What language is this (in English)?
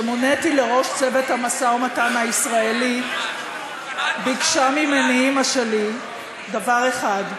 Hebrew